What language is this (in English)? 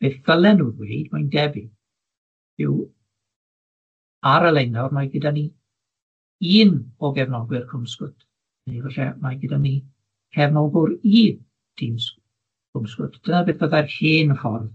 Welsh